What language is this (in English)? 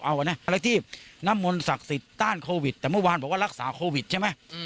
Thai